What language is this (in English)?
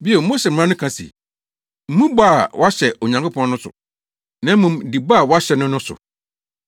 Akan